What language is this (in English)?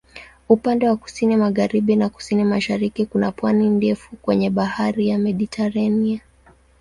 Swahili